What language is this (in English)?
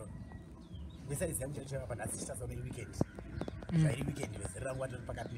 Indonesian